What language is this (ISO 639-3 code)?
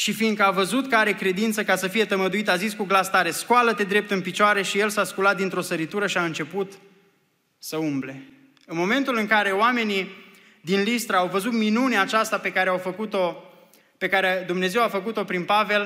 ron